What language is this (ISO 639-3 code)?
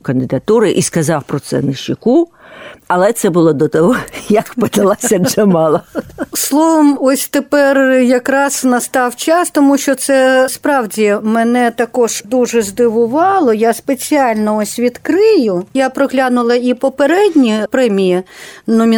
ukr